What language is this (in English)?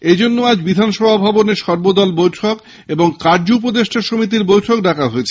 Bangla